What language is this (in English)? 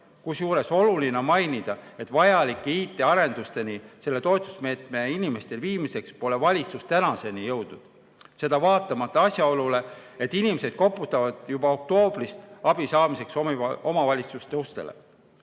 Estonian